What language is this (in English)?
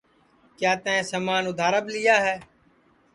Sansi